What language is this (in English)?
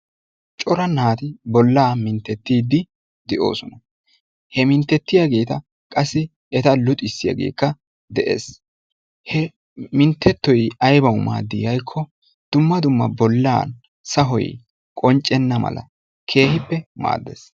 Wolaytta